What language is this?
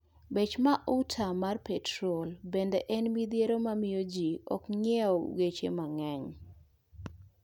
Luo (Kenya and Tanzania)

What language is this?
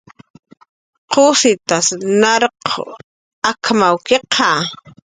Jaqaru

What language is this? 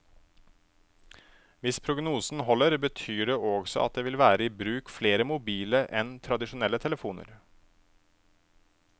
Norwegian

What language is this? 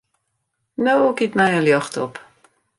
Western Frisian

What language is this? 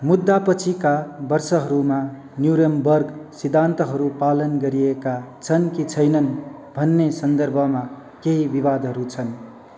Nepali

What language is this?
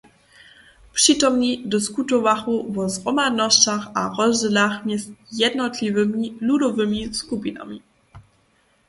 Upper Sorbian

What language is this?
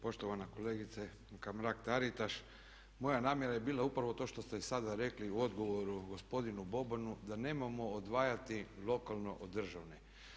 Croatian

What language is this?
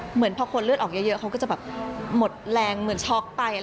Thai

